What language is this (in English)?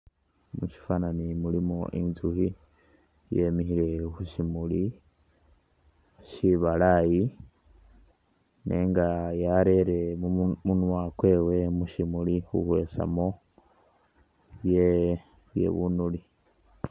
Masaaba